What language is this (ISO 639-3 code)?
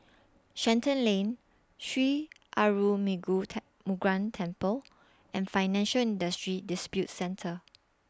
eng